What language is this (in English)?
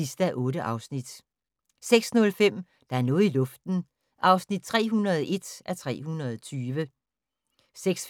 Danish